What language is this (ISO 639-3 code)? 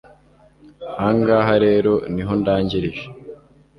kin